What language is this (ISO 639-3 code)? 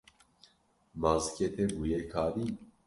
kur